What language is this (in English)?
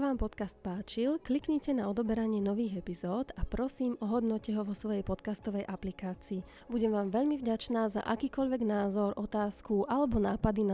Slovak